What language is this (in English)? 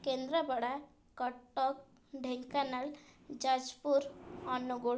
Odia